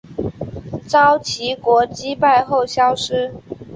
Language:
Chinese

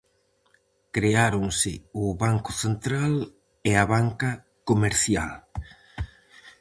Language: Galician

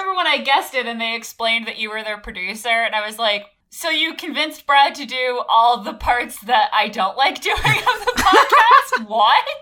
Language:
English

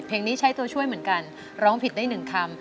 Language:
Thai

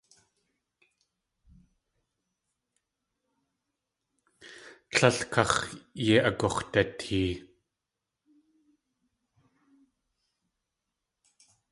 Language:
Tlingit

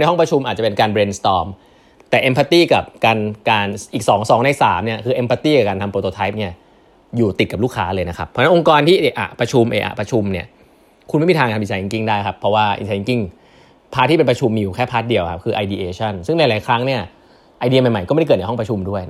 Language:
Thai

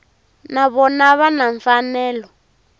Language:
Tsonga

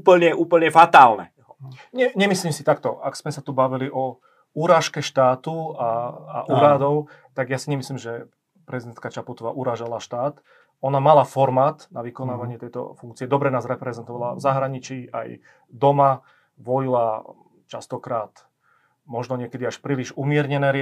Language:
Slovak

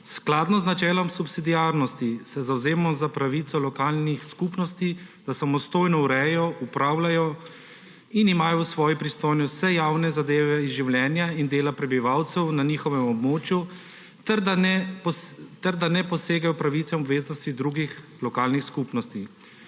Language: Slovenian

